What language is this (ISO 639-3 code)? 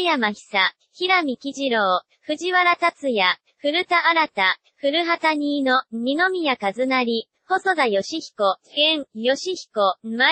jpn